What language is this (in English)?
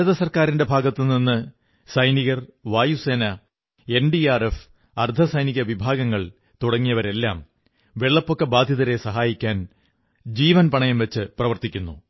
Malayalam